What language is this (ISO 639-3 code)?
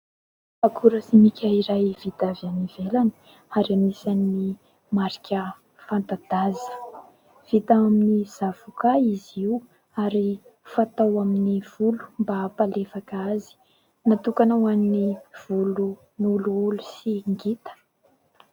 mlg